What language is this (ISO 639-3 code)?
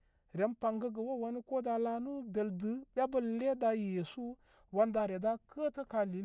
kmy